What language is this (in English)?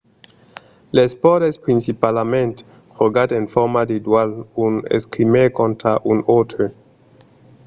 Occitan